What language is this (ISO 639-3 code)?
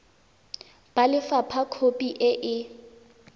tsn